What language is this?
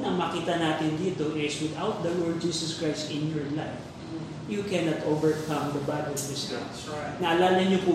Filipino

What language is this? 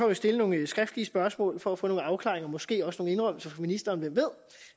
Danish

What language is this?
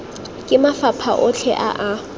Tswana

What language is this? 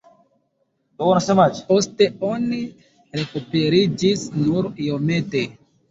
Esperanto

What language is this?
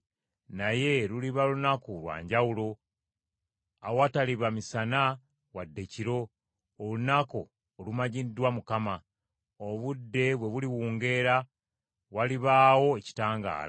Ganda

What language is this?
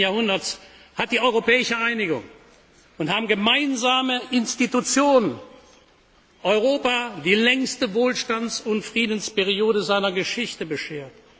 German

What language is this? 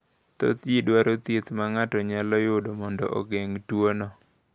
Luo (Kenya and Tanzania)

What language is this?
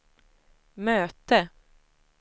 Swedish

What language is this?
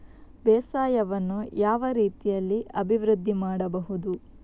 Kannada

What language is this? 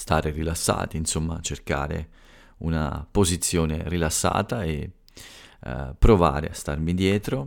Italian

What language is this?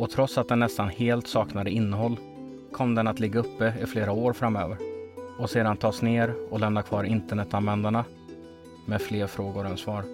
Swedish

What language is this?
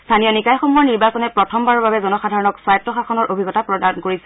Assamese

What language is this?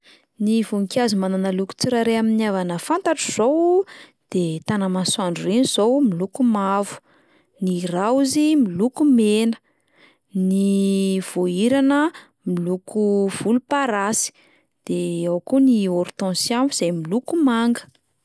Malagasy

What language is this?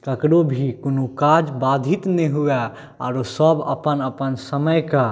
Maithili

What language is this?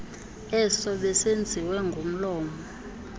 Xhosa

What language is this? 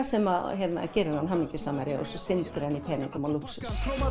Icelandic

